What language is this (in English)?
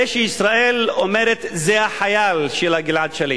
Hebrew